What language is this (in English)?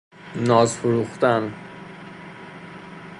Persian